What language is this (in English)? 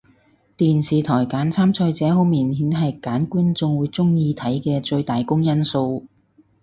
Cantonese